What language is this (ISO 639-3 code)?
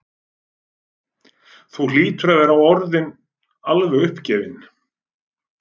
isl